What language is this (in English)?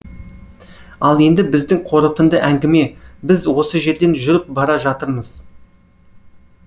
Kazakh